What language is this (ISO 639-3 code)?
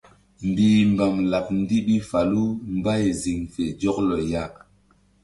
mdd